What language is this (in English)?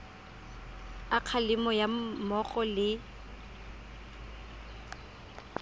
Tswana